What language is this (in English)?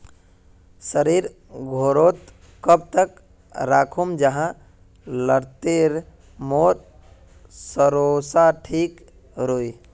Magahi